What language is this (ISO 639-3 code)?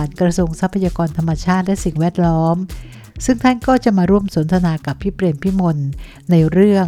tha